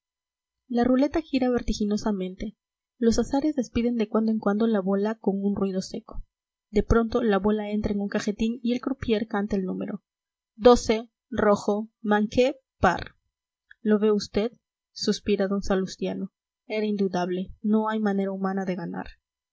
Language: Spanish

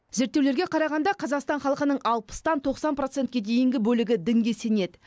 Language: Kazakh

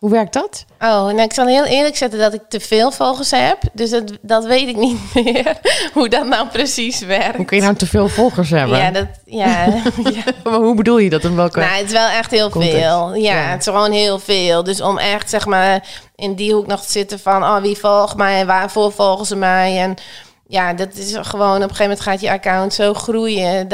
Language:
Dutch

